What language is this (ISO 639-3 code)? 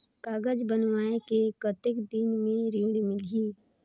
hne